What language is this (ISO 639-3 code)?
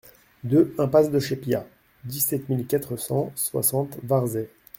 fra